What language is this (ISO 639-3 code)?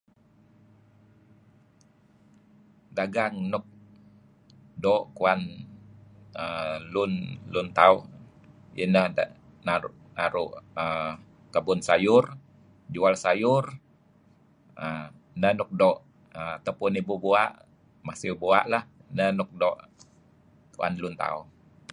kzi